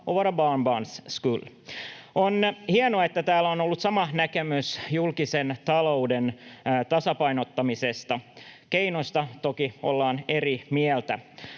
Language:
Finnish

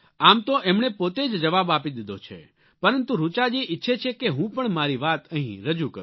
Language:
Gujarati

